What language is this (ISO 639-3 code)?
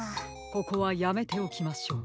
jpn